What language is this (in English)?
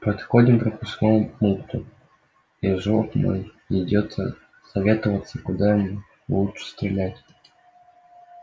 Russian